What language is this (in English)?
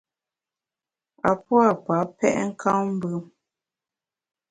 Bamun